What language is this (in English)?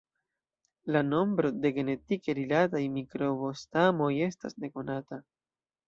Esperanto